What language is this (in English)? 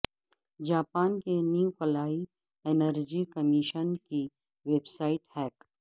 Urdu